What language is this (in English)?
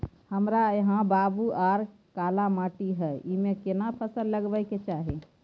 Maithili